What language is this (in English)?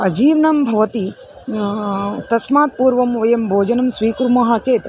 Sanskrit